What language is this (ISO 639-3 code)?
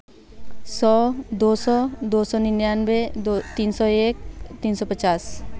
hin